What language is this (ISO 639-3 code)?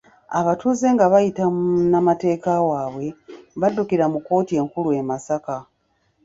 lug